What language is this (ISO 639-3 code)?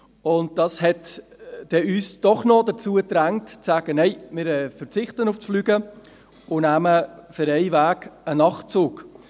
gsw